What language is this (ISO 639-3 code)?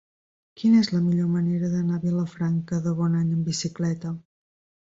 cat